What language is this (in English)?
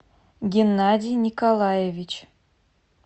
Russian